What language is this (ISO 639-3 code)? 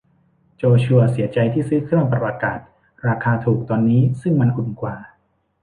tha